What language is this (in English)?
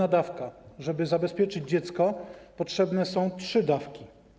Polish